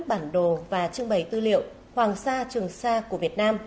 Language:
Vietnamese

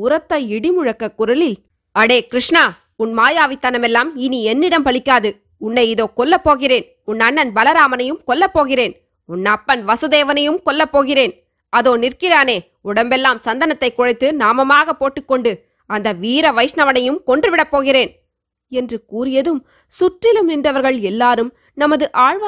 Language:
Tamil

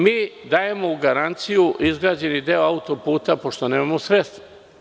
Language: Serbian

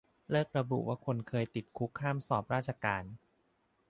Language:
Thai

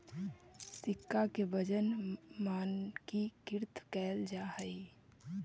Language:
Magahi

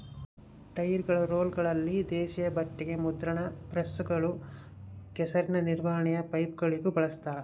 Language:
Kannada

